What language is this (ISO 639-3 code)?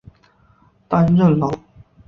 zho